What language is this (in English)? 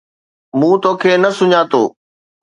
Sindhi